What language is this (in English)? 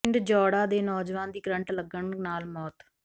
Punjabi